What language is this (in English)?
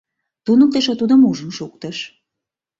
Mari